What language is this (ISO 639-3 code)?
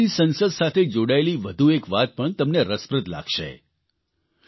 guj